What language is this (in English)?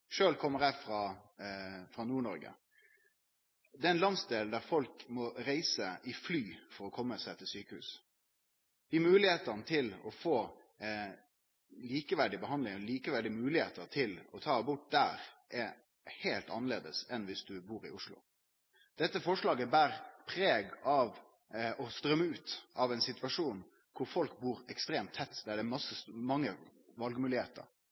Norwegian Nynorsk